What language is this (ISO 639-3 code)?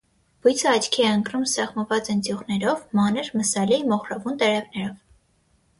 hye